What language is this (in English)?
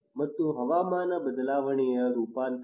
Kannada